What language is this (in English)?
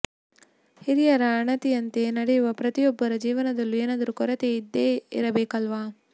Kannada